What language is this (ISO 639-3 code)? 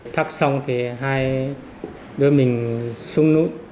vie